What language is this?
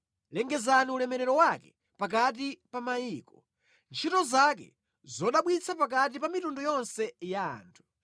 Nyanja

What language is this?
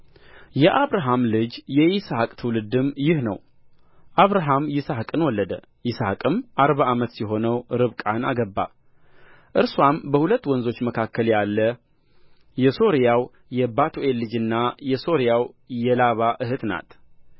Amharic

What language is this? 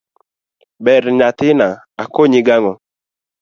Luo (Kenya and Tanzania)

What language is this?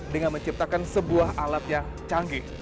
Indonesian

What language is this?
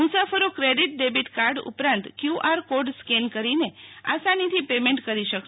Gujarati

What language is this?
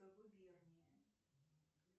Russian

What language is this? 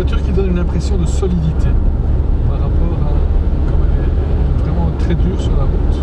French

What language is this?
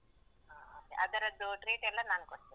Kannada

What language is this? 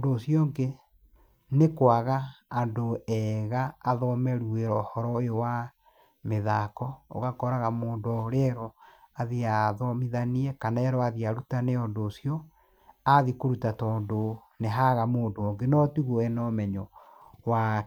Kikuyu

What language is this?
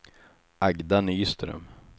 Swedish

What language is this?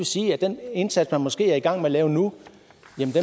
Danish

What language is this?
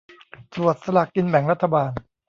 Thai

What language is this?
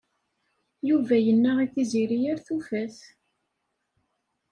Kabyle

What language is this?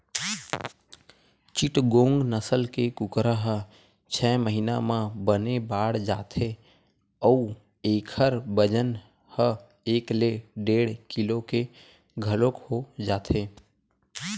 Chhattisgarhi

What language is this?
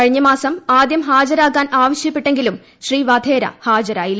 Malayalam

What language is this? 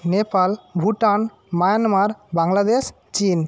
Bangla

